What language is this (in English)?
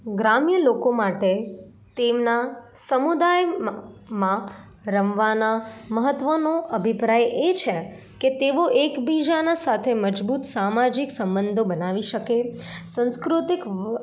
Gujarati